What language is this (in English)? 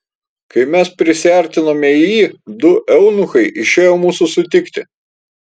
Lithuanian